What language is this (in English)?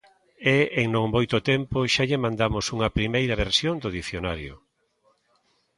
Galician